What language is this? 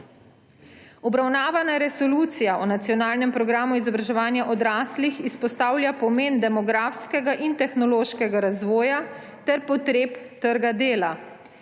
Slovenian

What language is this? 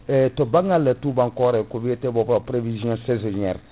Fula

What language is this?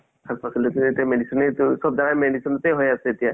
Assamese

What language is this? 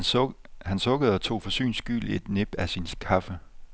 Danish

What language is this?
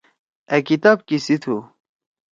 Torwali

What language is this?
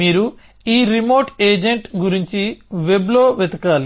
Telugu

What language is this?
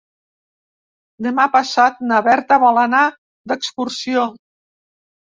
Catalan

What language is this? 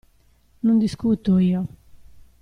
Italian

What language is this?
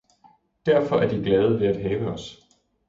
Danish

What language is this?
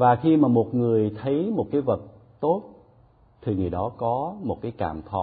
Vietnamese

